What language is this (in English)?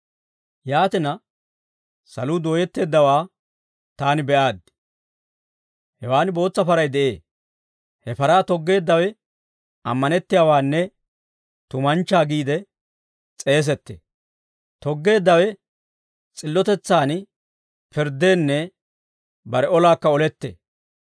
Dawro